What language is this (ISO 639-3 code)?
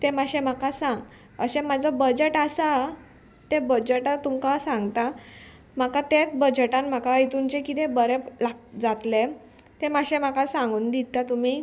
kok